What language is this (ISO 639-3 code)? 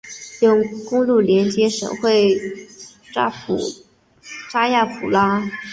zho